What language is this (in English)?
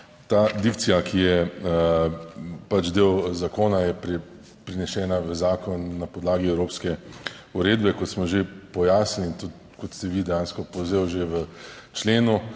Slovenian